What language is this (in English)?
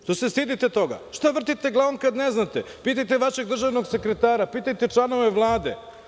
Serbian